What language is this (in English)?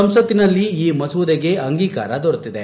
Kannada